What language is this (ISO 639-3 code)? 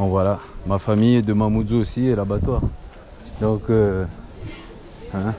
fra